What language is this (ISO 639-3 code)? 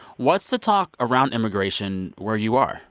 eng